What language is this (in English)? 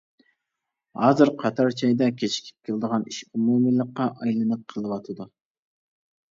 Uyghur